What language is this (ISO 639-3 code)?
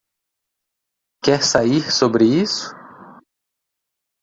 por